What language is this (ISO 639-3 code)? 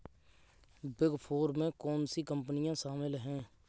hin